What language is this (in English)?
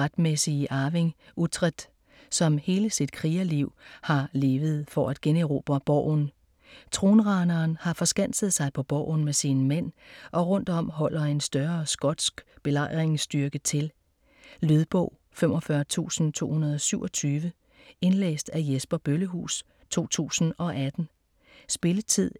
Danish